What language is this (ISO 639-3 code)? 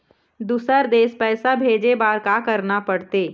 hne